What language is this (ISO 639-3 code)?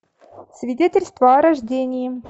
rus